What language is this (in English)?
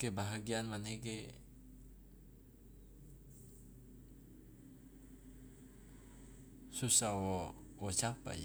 Loloda